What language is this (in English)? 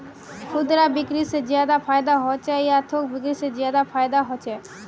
Magahi